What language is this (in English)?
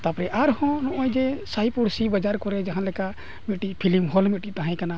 Santali